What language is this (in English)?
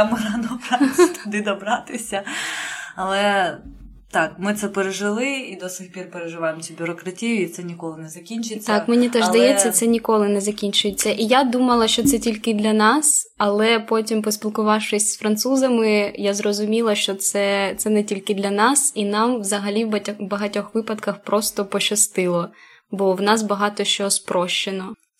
Ukrainian